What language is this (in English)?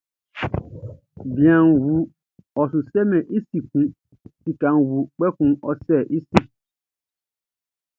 Baoulé